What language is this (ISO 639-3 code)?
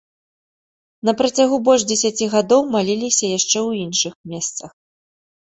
bel